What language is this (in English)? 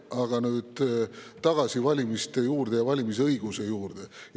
Estonian